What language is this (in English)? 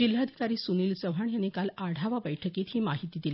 Marathi